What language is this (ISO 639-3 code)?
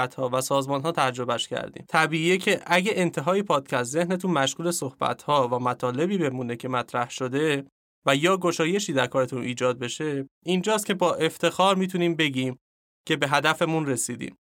fas